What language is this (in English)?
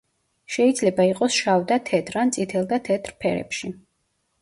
Georgian